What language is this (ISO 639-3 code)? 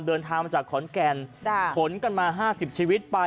tha